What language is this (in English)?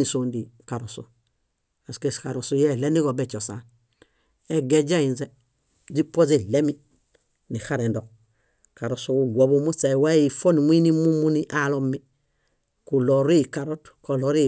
Bayot